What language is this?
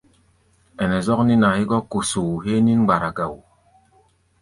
Gbaya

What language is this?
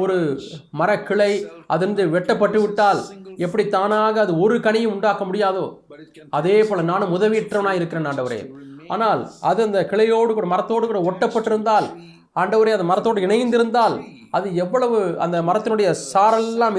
Tamil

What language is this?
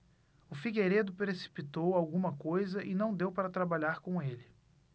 Portuguese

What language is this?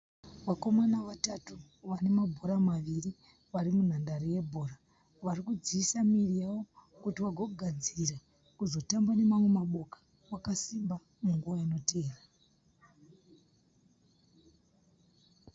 Shona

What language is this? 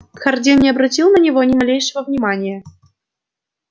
Russian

